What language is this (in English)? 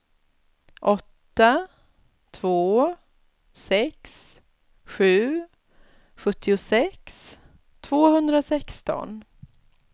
Swedish